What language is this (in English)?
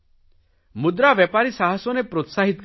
Gujarati